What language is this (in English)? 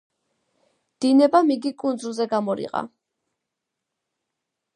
Georgian